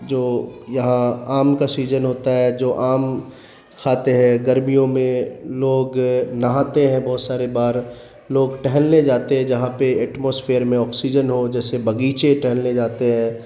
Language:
Urdu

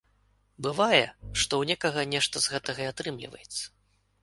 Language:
Belarusian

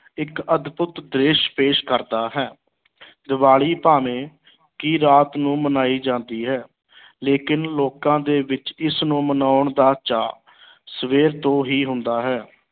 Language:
Punjabi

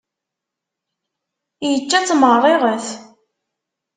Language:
Kabyle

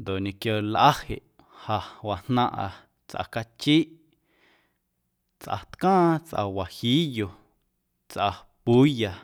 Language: Guerrero Amuzgo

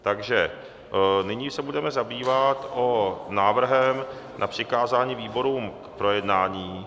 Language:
Czech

